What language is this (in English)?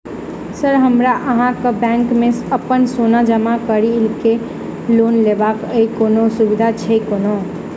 Maithili